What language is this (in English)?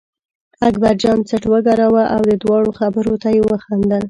Pashto